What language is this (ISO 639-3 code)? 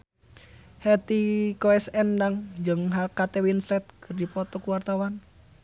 sun